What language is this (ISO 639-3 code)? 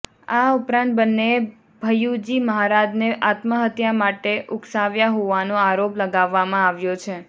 guj